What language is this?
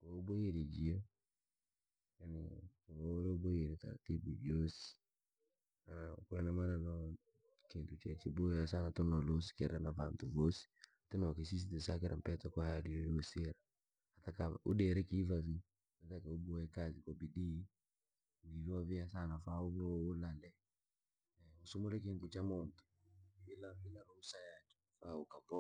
Langi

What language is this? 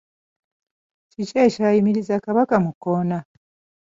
Ganda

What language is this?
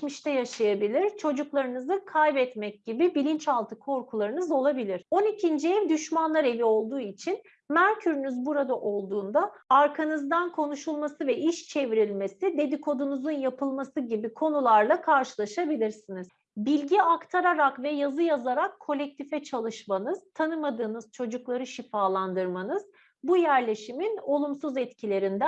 Turkish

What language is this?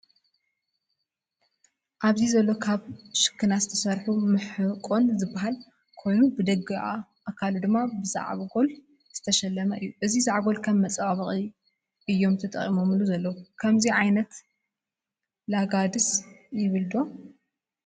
Tigrinya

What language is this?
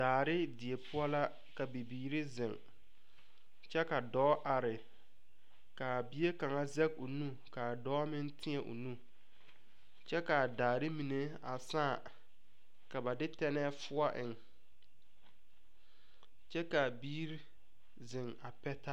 Southern Dagaare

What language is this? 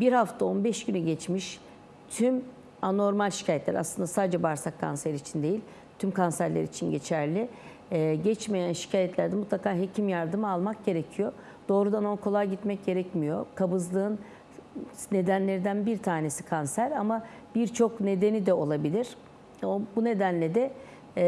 Turkish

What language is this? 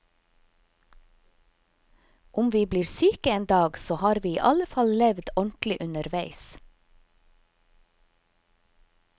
Norwegian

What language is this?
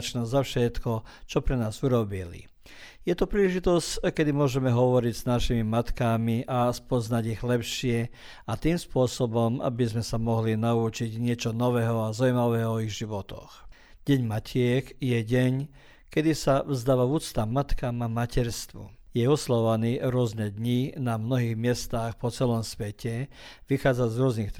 Croatian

